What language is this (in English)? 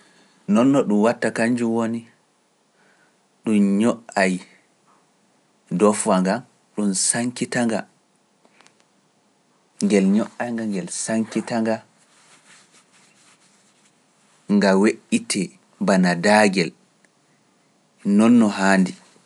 Pular